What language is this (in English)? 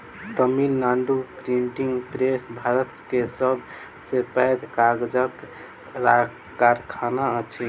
Maithili